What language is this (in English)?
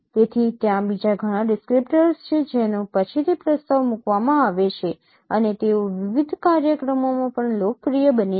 Gujarati